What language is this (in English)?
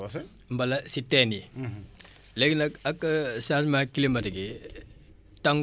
Wolof